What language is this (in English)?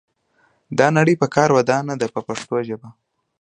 Pashto